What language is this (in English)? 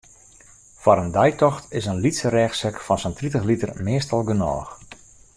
Western Frisian